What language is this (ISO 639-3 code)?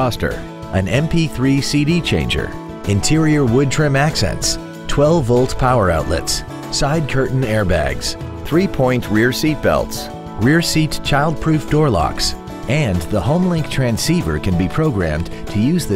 eng